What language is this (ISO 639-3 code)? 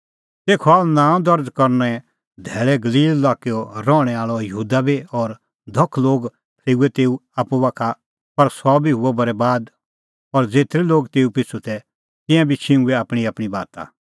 kfx